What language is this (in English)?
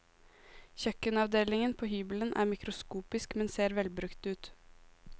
Norwegian